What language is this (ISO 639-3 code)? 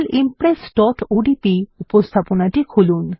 ben